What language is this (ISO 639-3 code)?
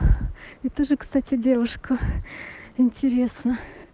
rus